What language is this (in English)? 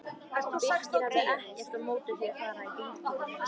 Icelandic